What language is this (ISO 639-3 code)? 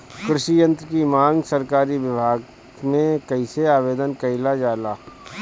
bho